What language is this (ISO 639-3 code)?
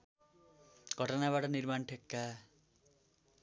nep